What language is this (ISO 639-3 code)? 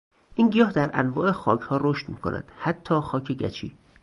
fas